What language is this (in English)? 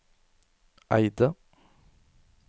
Norwegian